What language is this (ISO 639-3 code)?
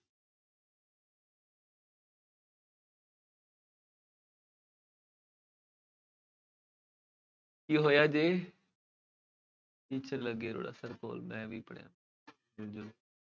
pan